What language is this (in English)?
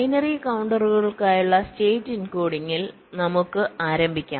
Malayalam